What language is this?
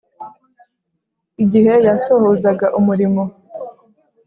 Kinyarwanda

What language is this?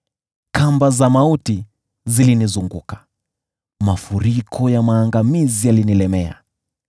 Swahili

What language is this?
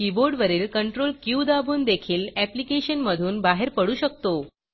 Marathi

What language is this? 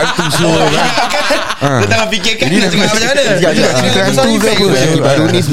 Malay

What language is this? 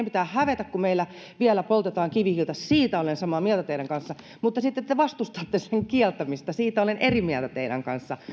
Finnish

